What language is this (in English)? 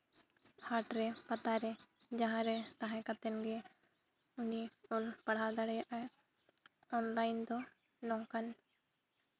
Santali